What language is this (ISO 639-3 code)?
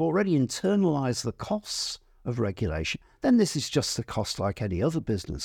eng